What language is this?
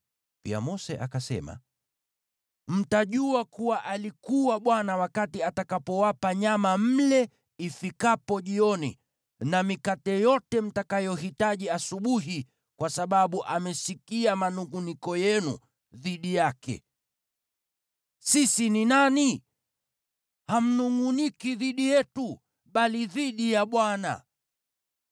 Swahili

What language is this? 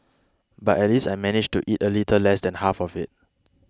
English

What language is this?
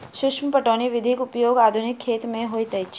Maithili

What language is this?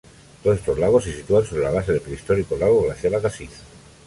Spanish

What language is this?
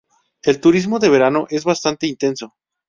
Spanish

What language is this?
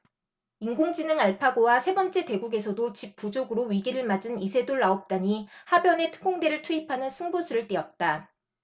Korean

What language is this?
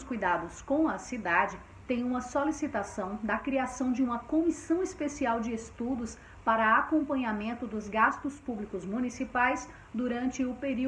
Portuguese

